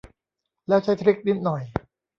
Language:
Thai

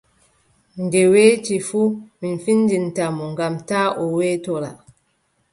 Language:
Adamawa Fulfulde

